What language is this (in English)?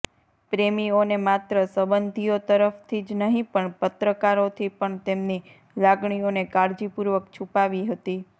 Gujarati